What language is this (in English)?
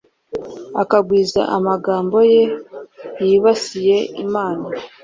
Kinyarwanda